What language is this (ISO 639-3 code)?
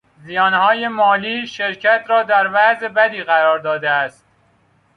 fas